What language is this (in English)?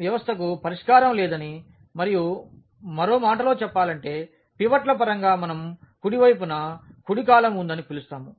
Telugu